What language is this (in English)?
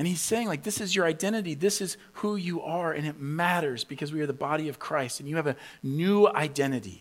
English